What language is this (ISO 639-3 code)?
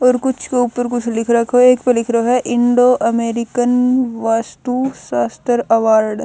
bgc